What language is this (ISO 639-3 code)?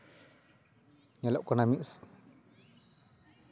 sat